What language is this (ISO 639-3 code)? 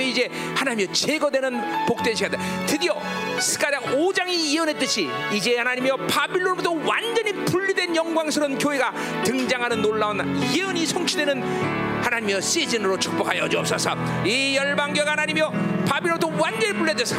kor